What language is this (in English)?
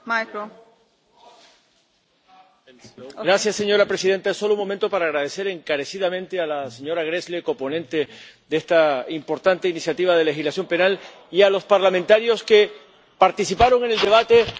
Spanish